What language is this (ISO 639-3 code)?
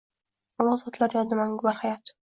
uzb